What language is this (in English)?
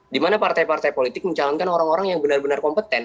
Indonesian